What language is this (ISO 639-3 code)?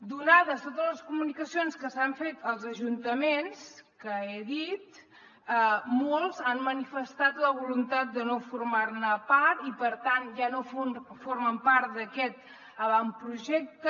cat